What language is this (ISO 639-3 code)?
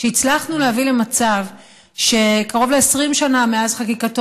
heb